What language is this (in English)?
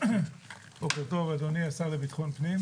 Hebrew